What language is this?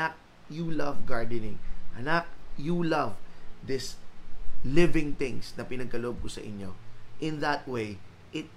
Filipino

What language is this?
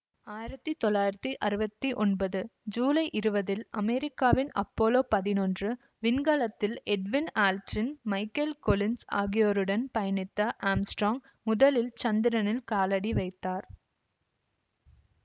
Tamil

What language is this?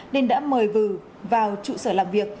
Vietnamese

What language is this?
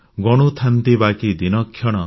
Odia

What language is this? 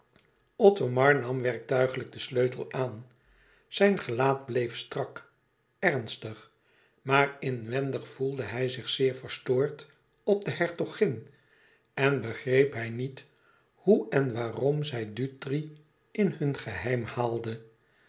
Dutch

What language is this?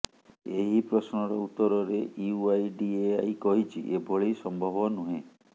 Odia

